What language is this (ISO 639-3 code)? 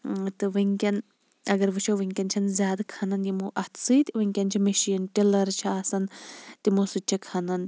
kas